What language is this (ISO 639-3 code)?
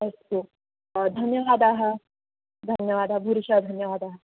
san